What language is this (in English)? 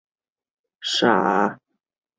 Chinese